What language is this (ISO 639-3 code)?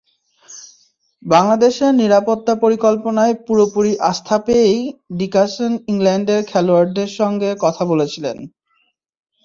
ben